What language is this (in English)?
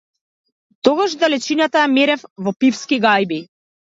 Macedonian